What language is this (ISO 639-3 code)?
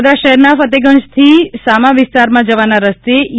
guj